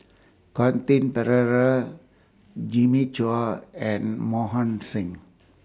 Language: English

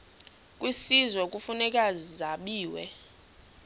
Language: Xhosa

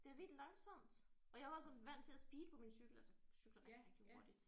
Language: Danish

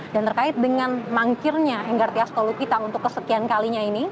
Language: Indonesian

